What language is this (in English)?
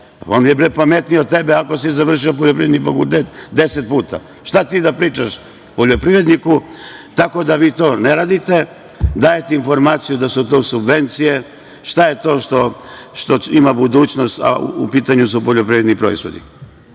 Serbian